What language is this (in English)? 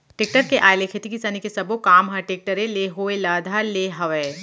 Chhattisgarhi